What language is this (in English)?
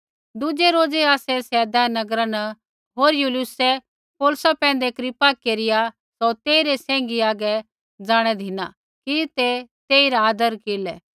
Kullu Pahari